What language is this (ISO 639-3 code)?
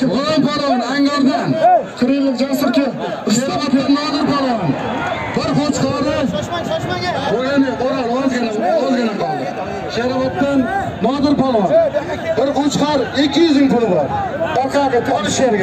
tur